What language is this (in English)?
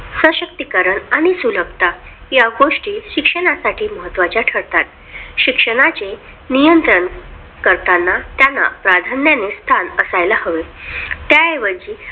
Marathi